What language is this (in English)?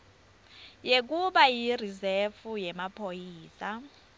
Swati